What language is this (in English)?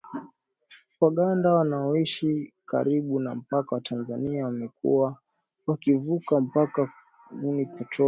Swahili